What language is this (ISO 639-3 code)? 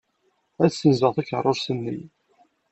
kab